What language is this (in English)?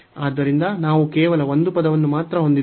Kannada